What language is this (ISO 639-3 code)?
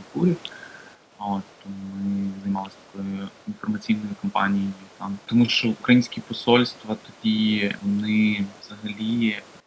ukr